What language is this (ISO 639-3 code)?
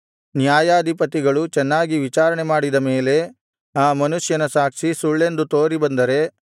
kan